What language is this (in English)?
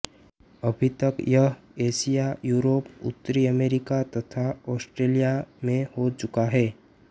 Hindi